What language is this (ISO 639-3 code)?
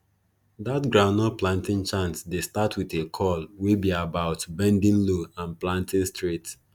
pcm